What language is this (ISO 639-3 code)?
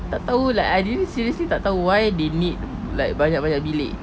eng